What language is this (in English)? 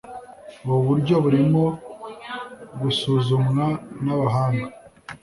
Kinyarwanda